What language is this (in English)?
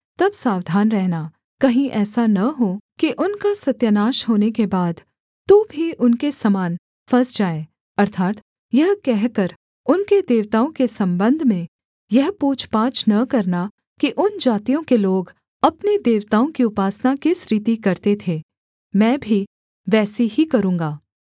Hindi